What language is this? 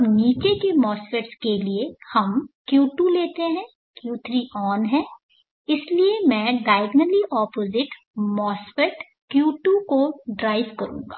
Hindi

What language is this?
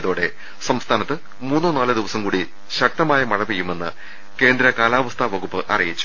Malayalam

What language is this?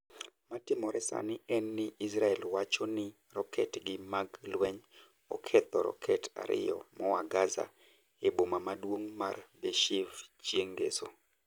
Luo (Kenya and Tanzania)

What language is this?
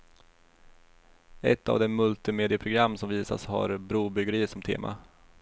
Swedish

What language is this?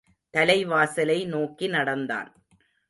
Tamil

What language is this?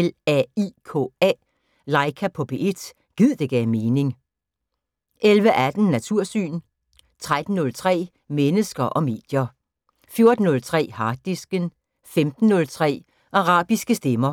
Danish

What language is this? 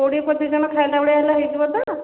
Odia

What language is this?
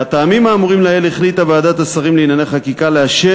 Hebrew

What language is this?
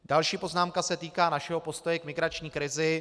Czech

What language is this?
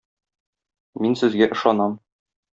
Tatar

